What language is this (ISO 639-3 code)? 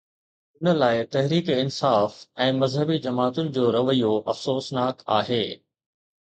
snd